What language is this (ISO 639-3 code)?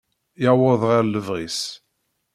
kab